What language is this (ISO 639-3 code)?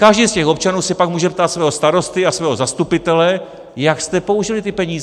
ces